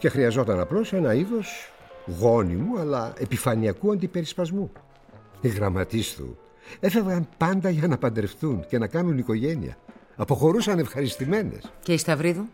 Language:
Greek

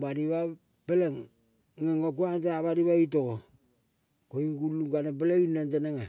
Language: Kol (Papua New Guinea)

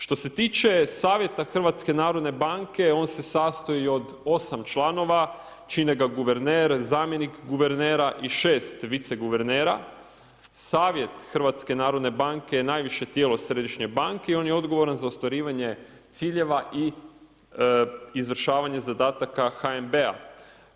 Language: Croatian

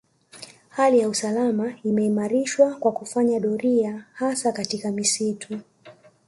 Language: Swahili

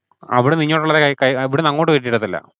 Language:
Malayalam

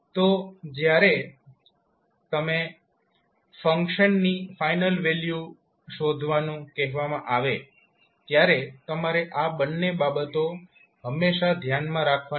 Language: Gujarati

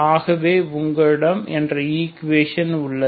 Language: Tamil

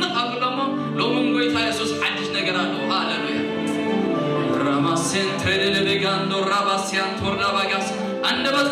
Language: Arabic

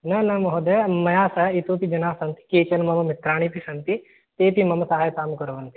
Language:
Sanskrit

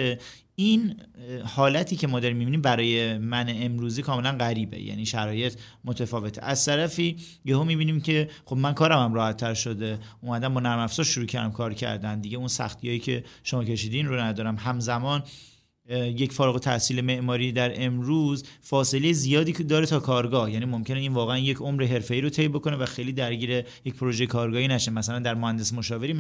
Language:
Persian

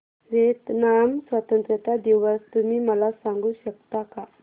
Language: Marathi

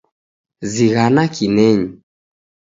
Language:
Taita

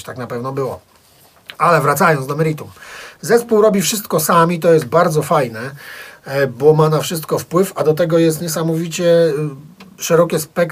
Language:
Polish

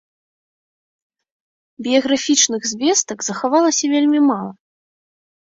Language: Belarusian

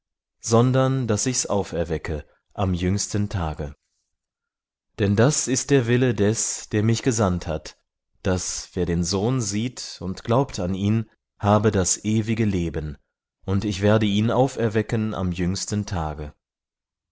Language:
German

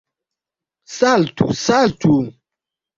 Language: Esperanto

